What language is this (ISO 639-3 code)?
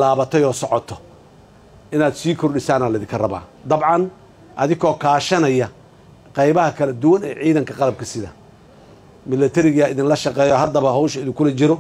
ara